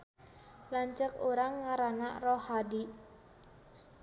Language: Sundanese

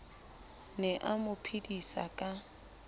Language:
Southern Sotho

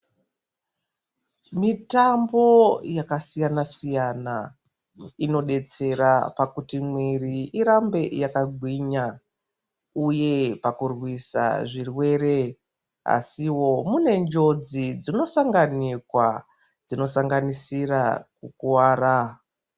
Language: Ndau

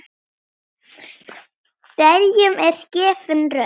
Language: Icelandic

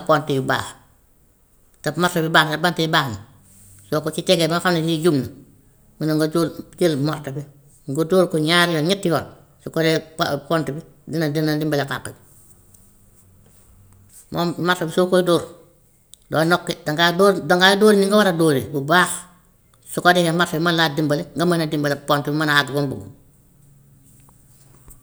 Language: Gambian Wolof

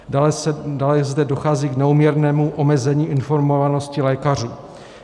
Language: Czech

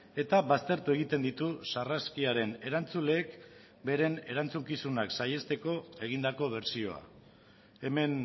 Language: Basque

